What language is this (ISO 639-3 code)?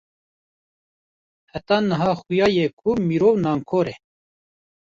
kur